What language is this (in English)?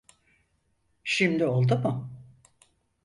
Turkish